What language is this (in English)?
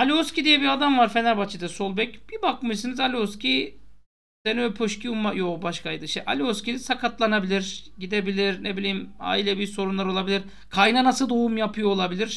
Turkish